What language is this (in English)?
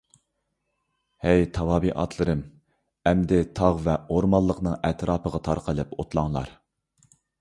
Uyghur